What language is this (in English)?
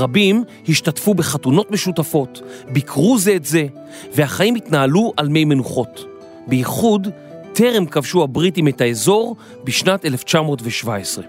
Hebrew